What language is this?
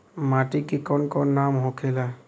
Bhojpuri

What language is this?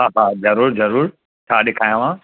Sindhi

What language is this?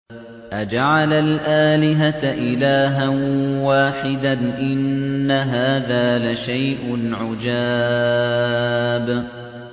Arabic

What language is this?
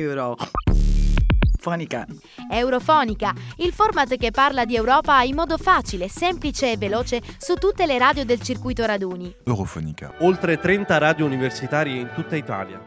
Italian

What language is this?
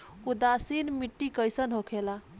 Bhojpuri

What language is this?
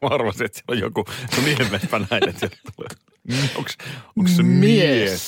Finnish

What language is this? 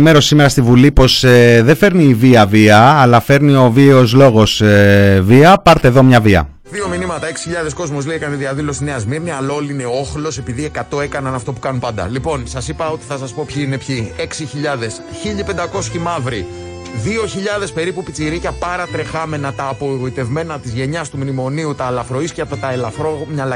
Greek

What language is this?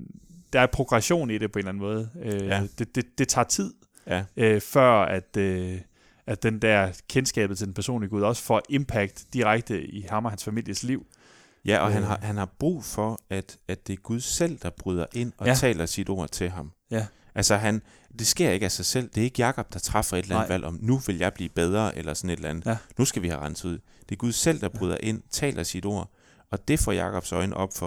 Danish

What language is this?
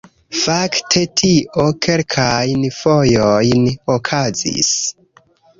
Esperanto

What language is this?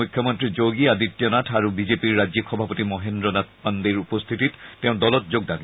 Assamese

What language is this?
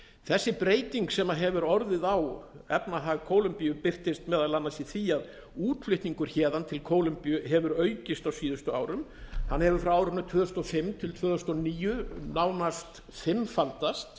Icelandic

